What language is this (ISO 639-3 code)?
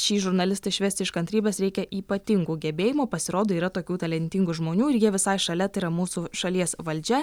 lit